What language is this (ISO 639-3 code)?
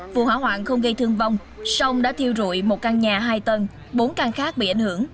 vie